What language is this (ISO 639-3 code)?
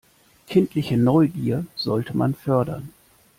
deu